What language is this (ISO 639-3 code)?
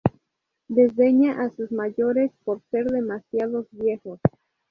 spa